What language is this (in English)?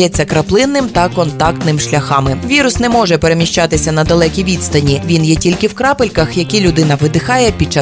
Ukrainian